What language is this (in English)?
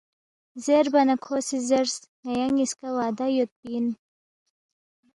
Balti